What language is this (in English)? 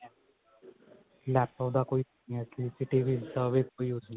Punjabi